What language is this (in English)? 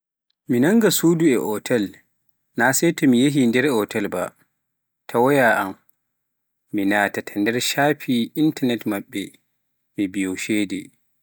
Pular